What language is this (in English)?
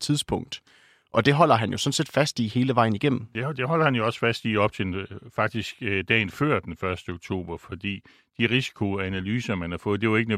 Danish